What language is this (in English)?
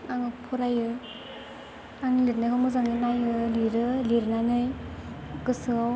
Bodo